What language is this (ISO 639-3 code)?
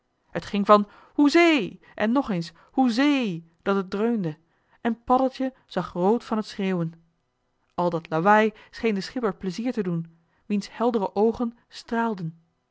nld